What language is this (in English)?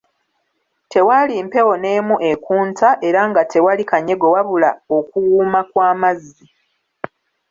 Ganda